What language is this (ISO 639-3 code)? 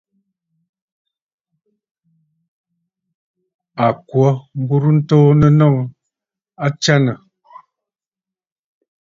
bfd